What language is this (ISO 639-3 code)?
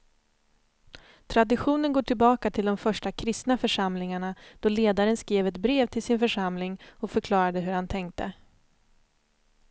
swe